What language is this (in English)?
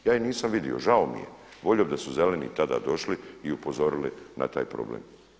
Croatian